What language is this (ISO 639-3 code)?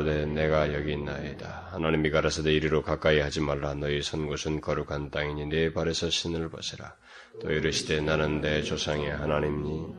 kor